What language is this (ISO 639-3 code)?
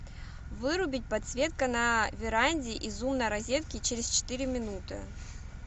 rus